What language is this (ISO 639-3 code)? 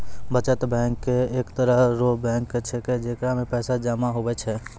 mai